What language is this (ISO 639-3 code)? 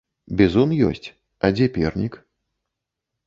bel